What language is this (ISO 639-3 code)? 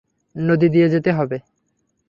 ben